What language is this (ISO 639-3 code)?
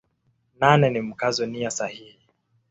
swa